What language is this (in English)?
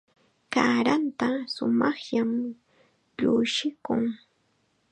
Chiquián Ancash Quechua